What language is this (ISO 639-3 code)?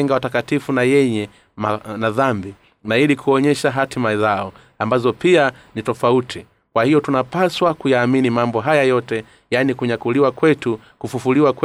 swa